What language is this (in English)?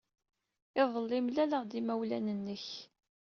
Kabyle